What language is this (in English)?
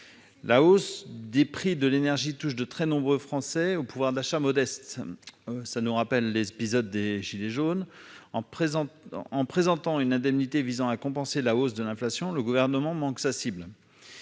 French